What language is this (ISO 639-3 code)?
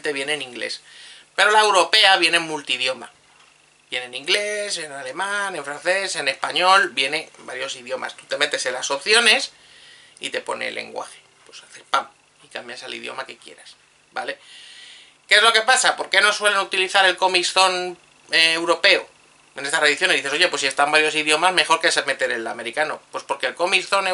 spa